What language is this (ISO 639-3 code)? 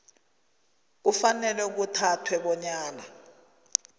nbl